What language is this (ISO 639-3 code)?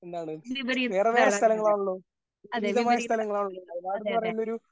mal